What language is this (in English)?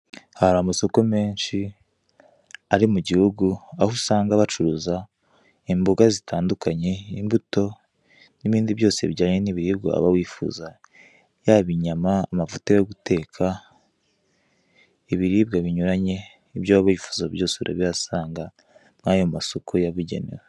Kinyarwanda